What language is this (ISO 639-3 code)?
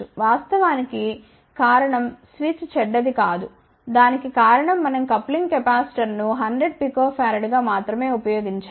tel